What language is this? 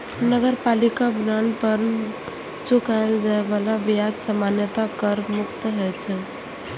Maithili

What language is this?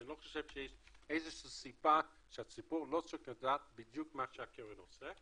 Hebrew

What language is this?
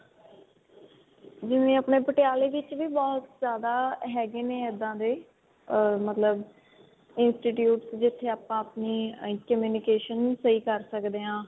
Punjabi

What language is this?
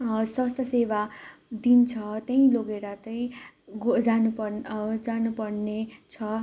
Nepali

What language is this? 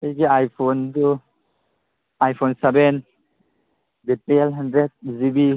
Manipuri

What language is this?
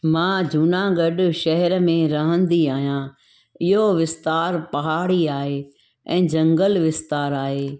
Sindhi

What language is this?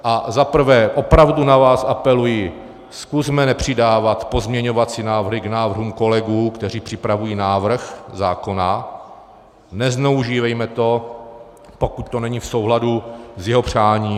Czech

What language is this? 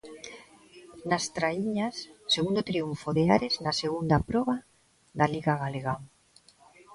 Galician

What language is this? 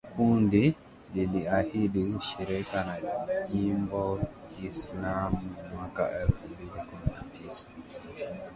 Swahili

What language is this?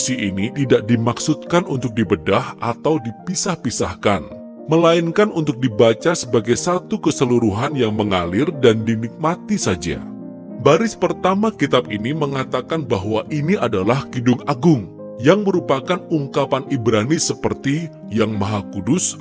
Indonesian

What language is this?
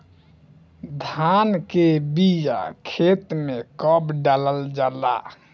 Bhojpuri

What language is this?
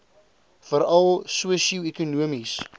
Afrikaans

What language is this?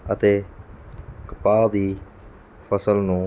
Punjabi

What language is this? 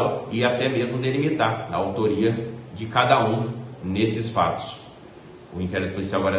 Portuguese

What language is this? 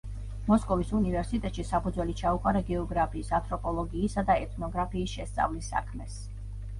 Georgian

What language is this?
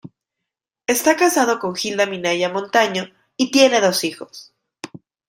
Spanish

